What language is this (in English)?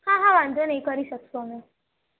Gujarati